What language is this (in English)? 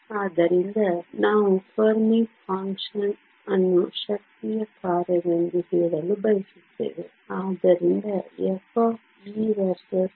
Kannada